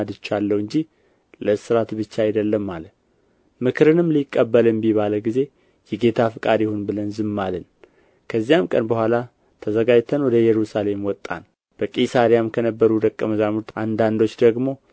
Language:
Amharic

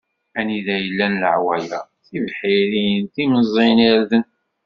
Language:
Kabyle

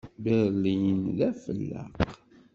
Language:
Kabyle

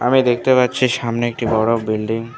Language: Bangla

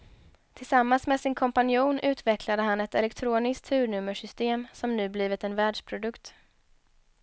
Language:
Swedish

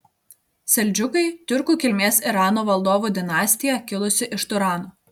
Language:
Lithuanian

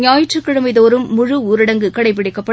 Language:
Tamil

